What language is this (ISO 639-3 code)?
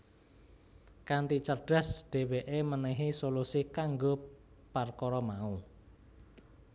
jav